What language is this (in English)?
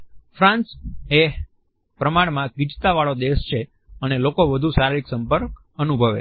Gujarati